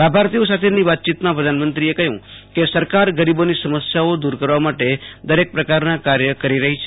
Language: Gujarati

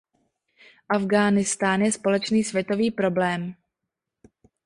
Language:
Czech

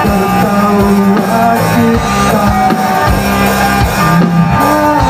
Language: Indonesian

